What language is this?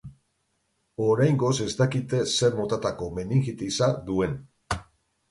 Basque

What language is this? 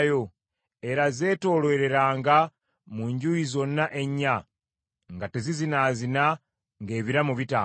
Ganda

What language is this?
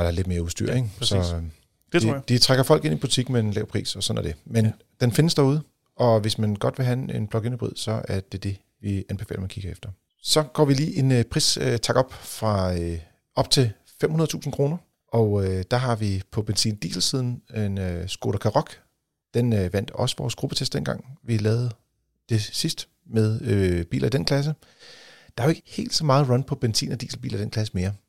Danish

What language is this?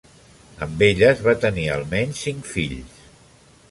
Catalan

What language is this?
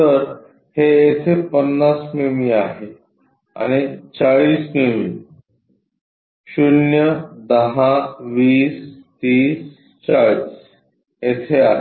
Marathi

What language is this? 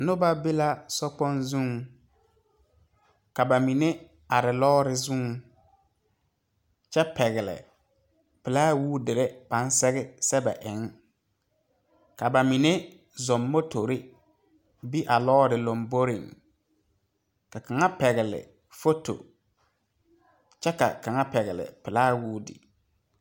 Southern Dagaare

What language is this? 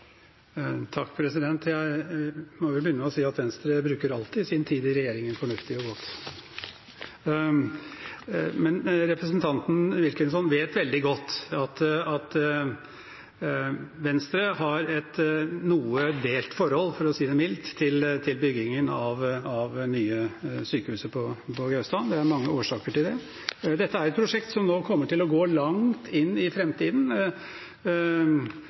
Norwegian Bokmål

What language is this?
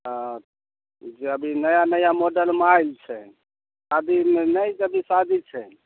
Maithili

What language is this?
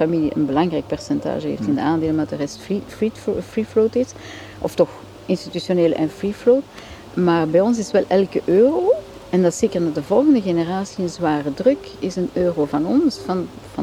Dutch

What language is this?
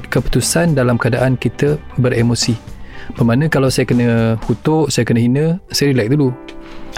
Malay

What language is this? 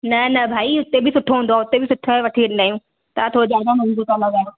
Sindhi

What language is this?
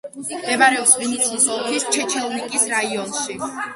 Georgian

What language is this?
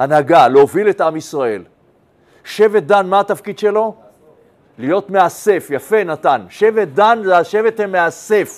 Hebrew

